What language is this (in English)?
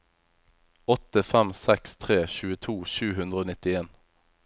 Norwegian